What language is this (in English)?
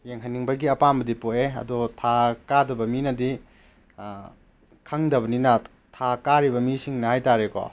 Manipuri